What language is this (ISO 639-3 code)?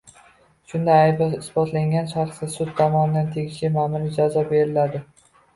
uzb